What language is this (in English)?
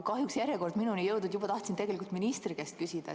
Estonian